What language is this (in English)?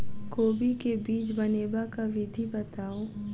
Maithili